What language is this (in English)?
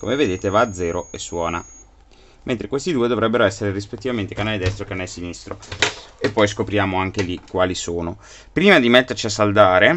Italian